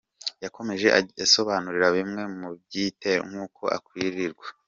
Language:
Kinyarwanda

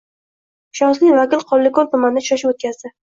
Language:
Uzbek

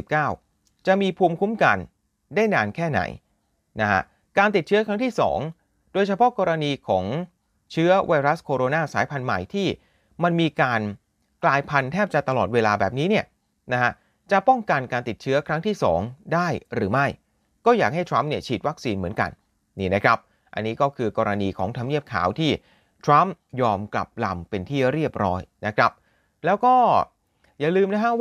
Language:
Thai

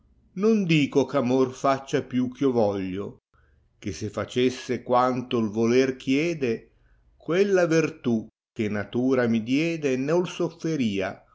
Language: Italian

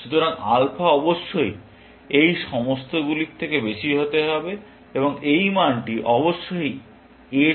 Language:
Bangla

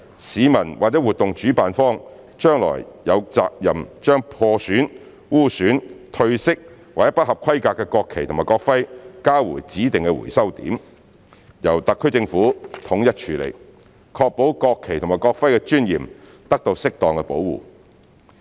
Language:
Cantonese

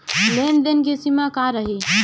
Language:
Bhojpuri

